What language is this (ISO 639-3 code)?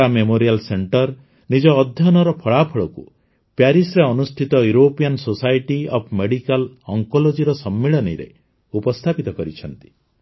ori